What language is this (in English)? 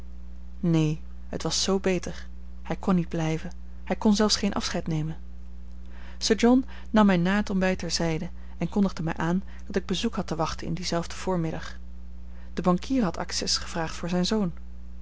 Dutch